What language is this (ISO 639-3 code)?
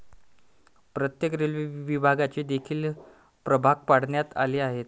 mar